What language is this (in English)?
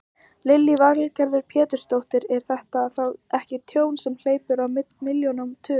Icelandic